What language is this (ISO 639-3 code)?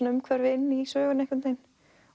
isl